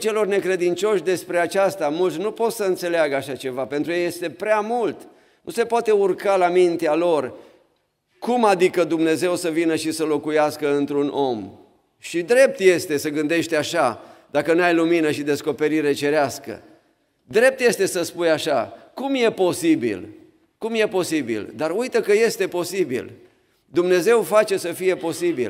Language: Romanian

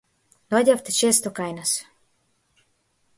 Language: Macedonian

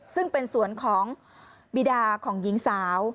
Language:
Thai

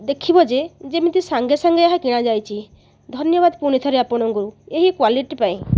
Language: Odia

